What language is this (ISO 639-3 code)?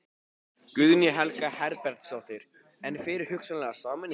isl